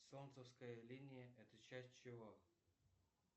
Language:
Russian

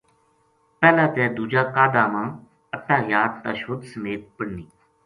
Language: Gujari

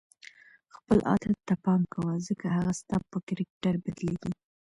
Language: Pashto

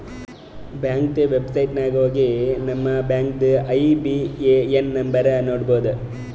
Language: Kannada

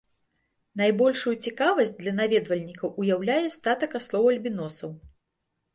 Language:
Belarusian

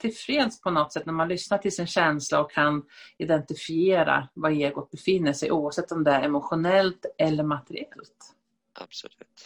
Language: Swedish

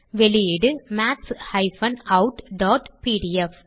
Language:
Tamil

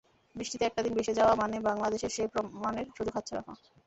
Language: Bangla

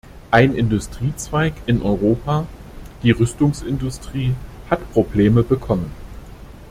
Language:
German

